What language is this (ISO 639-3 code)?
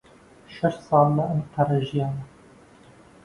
ckb